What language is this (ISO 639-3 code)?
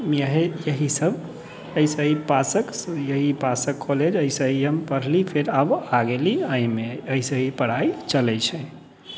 mai